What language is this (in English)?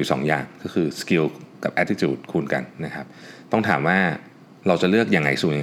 Thai